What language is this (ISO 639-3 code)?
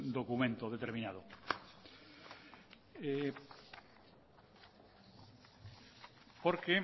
spa